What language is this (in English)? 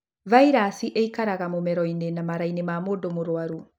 Kikuyu